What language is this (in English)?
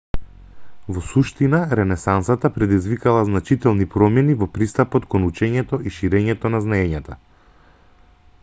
Macedonian